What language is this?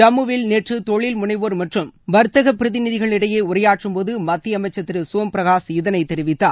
Tamil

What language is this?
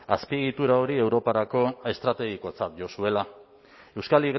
Basque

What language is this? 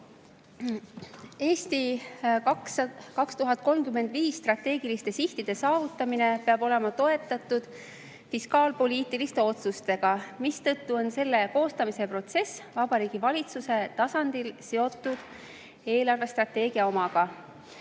Estonian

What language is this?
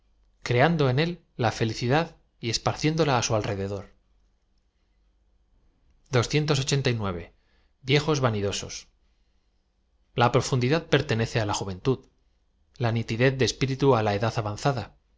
Spanish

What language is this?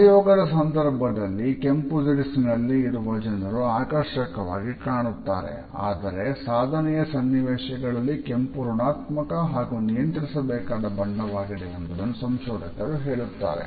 Kannada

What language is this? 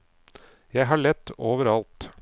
Norwegian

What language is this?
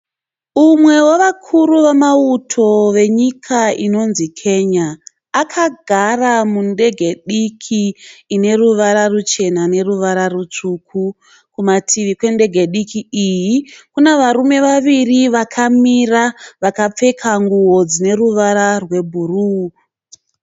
Shona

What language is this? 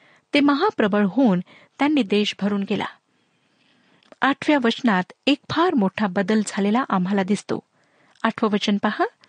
Marathi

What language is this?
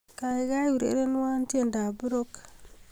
Kalenjin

